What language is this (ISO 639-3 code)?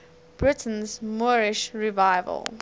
eng